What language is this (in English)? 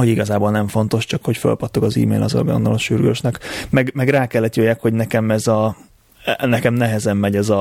Hungarian